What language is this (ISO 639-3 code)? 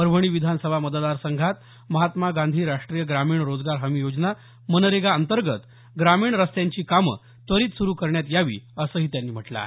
mar